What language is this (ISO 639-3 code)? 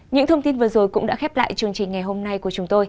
vie